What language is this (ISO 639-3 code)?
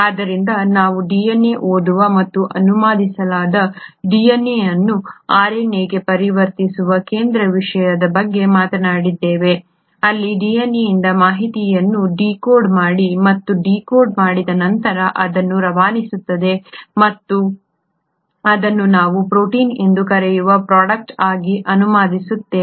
kan